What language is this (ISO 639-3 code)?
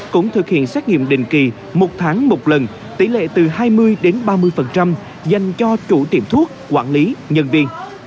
vie